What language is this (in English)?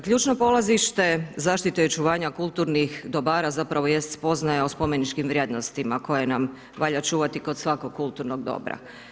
Croatian